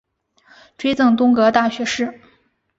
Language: Chinese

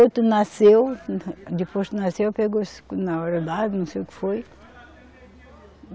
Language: Portuguese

